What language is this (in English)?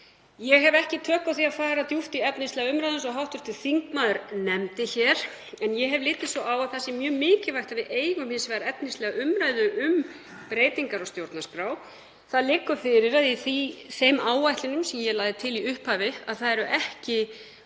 Icelandic